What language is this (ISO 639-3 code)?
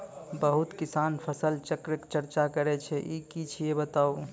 mai